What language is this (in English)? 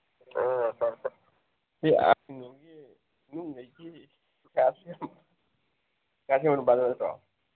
Manipuri